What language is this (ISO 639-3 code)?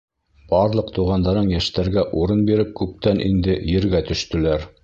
bak